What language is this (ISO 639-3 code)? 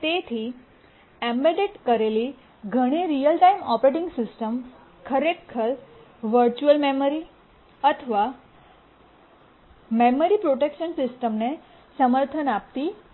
guj